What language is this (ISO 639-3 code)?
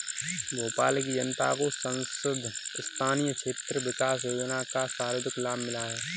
hin